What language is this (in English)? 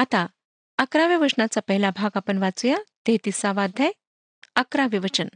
Marathi